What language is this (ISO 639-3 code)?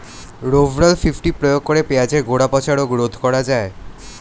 ben